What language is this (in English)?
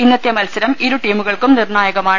Malayalam